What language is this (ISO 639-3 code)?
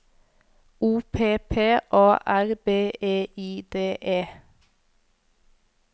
nor